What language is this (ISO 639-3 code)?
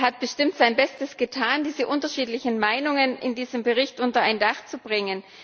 deu